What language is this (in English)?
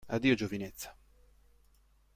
Italian